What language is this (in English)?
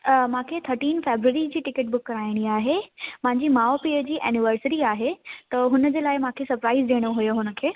Sindhi